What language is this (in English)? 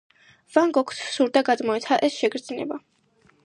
Georgian